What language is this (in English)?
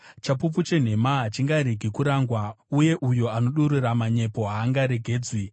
Shona